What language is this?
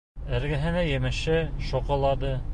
Bashkir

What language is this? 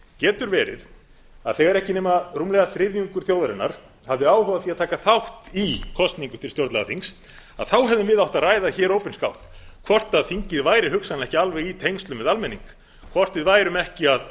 Icelandic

